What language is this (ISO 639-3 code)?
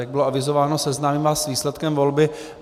ces